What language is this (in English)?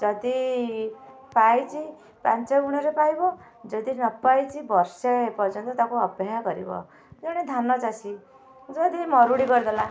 Odia